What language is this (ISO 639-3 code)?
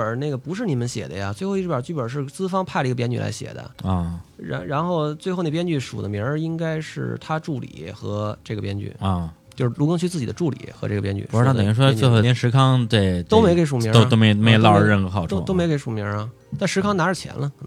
zho